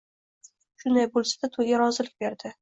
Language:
Uzbek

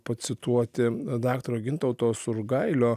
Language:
Lithuanian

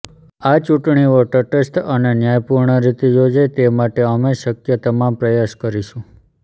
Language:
Gujarati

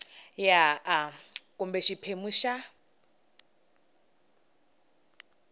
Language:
Tsonga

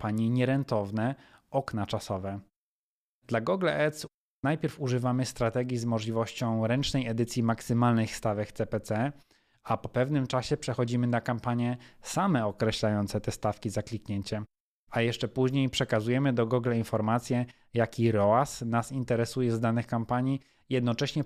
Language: Polish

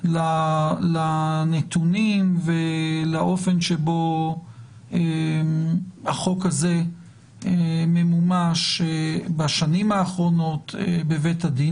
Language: Hebrew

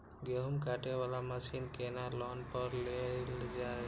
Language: Maithili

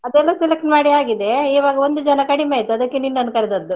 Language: Kannada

